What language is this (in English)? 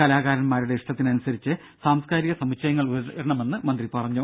Malayalam